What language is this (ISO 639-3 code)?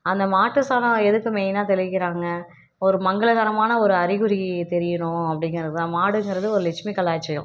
tam